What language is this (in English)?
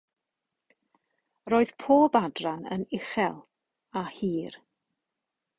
Welsh